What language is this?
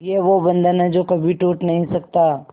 Hindi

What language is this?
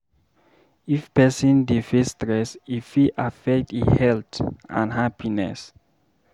Nigerian Pidgin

